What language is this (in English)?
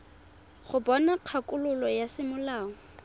Tswana